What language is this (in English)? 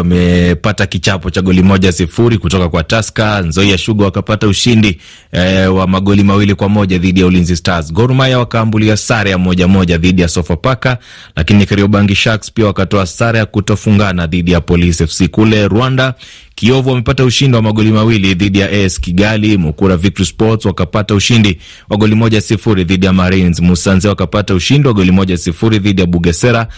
Swahili